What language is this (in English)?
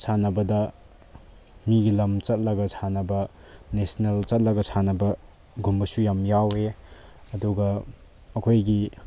Manipuri